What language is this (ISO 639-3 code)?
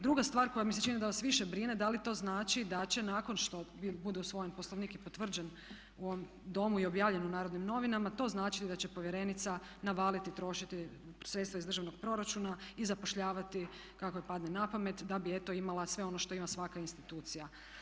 hrv